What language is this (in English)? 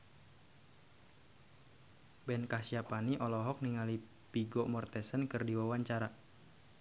Sundanese